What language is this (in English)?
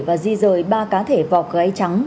Vietnamese